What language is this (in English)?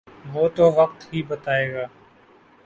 Urdu